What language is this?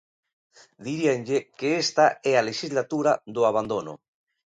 Galician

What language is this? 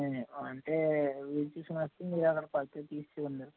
Telugu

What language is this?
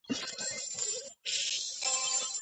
Georgian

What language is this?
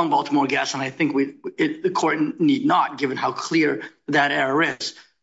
English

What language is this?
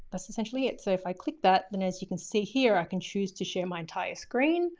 English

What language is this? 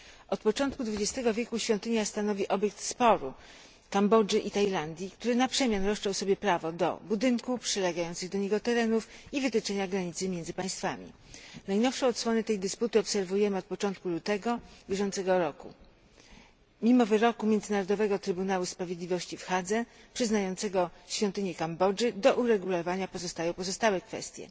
Polish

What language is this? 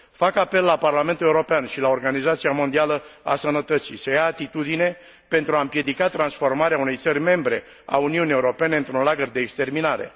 Romanian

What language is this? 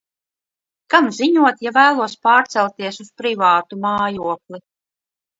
Latvian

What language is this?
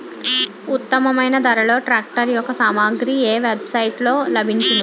Telugu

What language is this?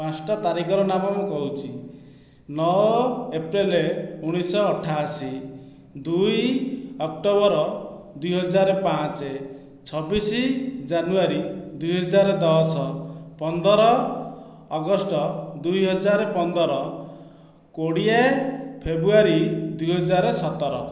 Odia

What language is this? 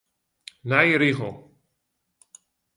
Western Frisian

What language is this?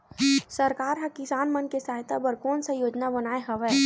Chhattisgarhi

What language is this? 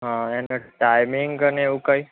Gujarati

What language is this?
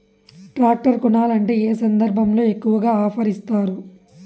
Telugu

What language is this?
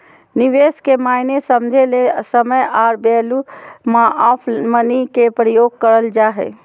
Magahi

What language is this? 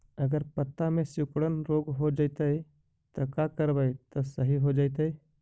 Magahi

